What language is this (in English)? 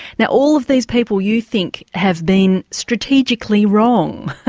English